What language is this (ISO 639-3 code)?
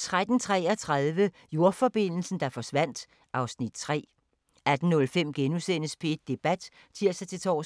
dan